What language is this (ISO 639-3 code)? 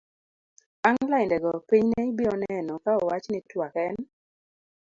luo